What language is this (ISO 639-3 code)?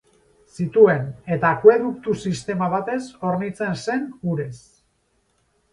eus